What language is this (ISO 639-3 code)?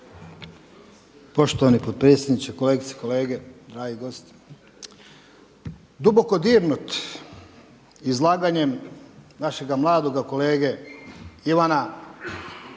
hrv